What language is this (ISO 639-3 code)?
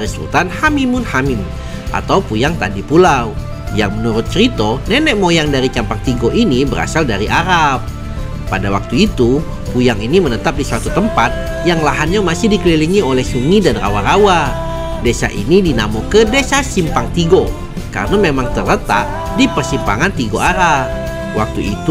ind